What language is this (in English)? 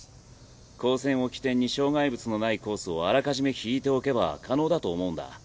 Japanese